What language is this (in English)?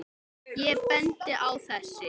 Icelandic